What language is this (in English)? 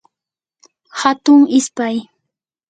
Yanahuanca Pasco Quechua